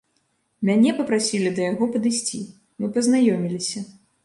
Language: Belarusian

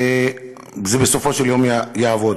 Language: Hebrew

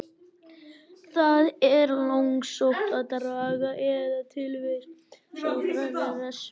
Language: Icelandic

